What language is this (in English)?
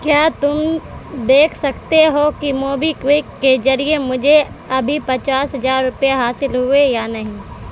Urdu